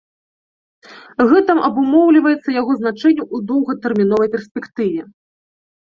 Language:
Belarusian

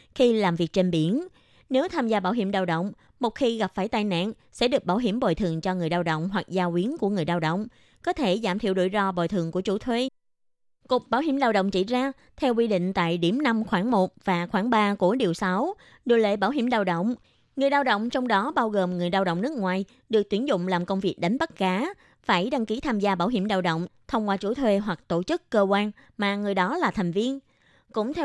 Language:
Vietnamese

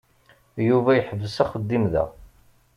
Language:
Kabyle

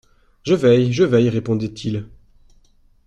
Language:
French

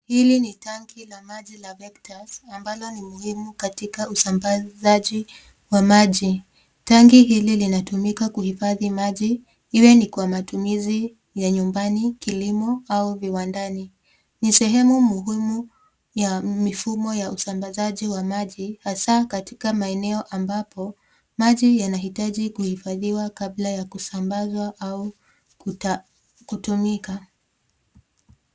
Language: Swahili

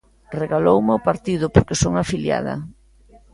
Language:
Galician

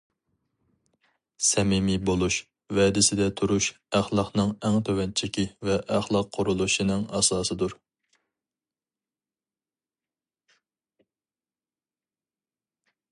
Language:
Uyghur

